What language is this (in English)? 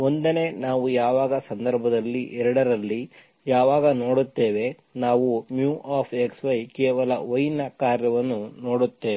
Kannada